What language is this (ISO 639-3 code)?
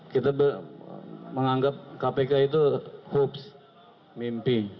ind